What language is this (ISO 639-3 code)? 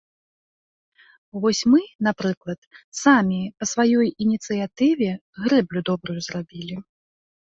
bel